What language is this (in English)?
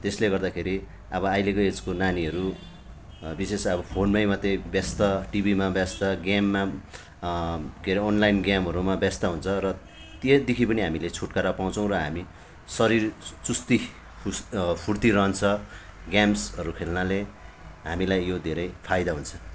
Nepali